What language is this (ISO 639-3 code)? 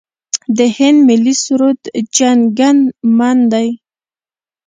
pus